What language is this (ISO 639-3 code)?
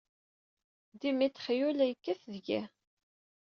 kab